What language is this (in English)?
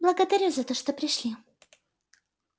Russian